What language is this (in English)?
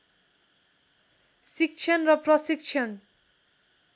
Nepali